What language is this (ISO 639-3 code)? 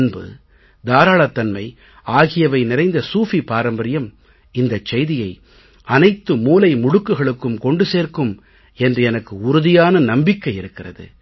tam